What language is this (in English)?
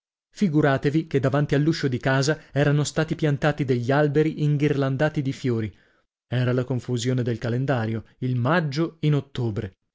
Italian